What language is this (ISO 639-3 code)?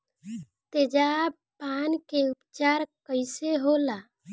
bho